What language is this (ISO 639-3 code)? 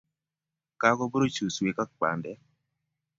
kln